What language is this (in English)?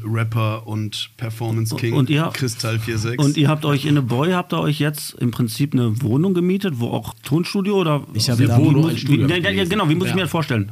German